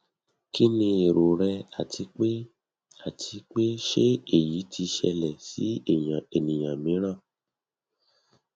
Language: Yoruba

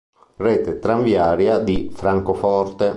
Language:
Italian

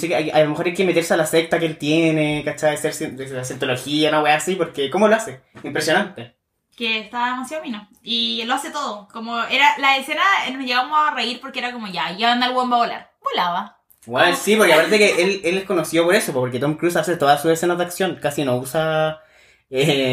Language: Spanish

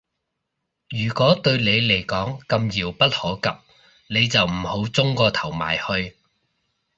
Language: Cantonese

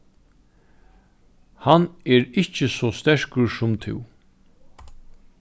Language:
Faroese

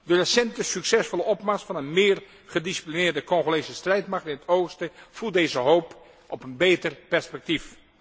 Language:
Dutch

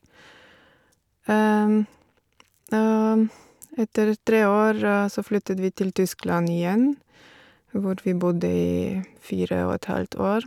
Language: Norwegian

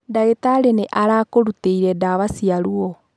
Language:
Kikuyu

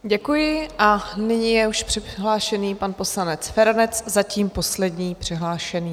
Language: Czech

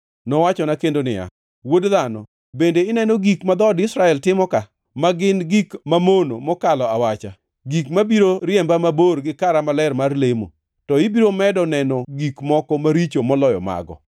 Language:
Luo (Kenya and Tanzania)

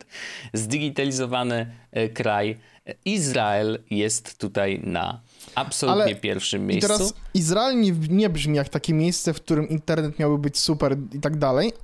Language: Polish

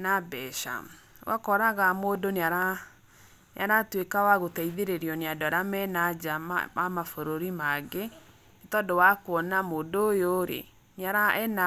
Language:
Kikuyu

